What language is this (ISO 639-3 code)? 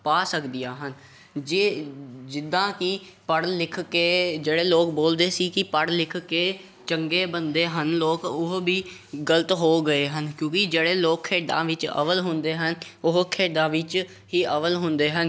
pan